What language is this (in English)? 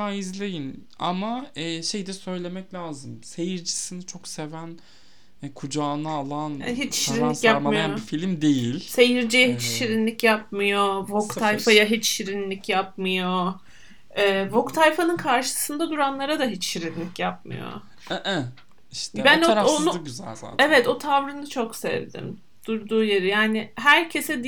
Turkish